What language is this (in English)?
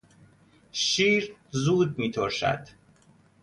Persian